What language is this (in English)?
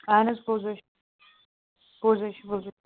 Kashmiri